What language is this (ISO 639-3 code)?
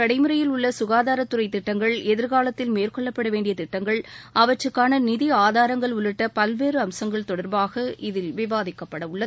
tam